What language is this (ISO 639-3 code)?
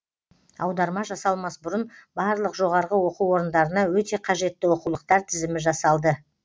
kaz